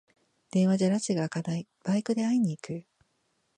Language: Japanese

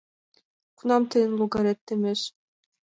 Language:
Mari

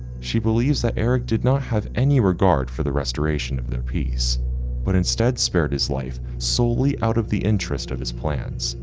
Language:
English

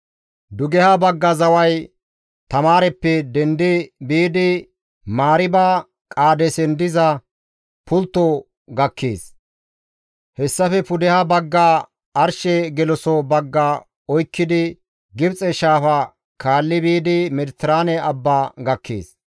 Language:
Gamo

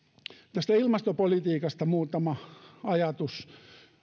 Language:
Finnish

